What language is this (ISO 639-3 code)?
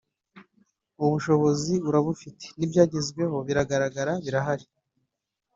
kin